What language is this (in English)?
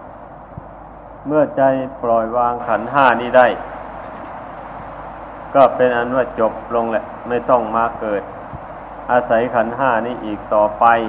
Thai